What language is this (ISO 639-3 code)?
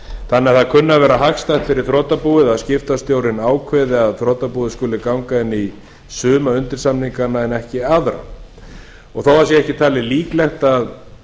isl